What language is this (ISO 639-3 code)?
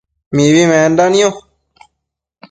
mcf